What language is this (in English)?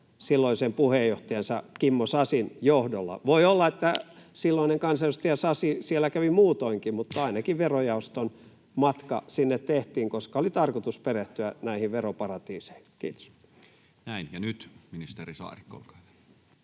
Finnish